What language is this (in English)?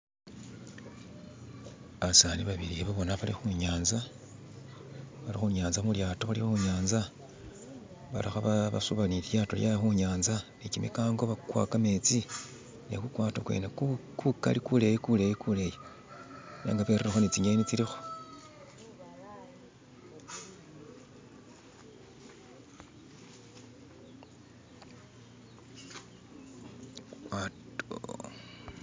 Masaaba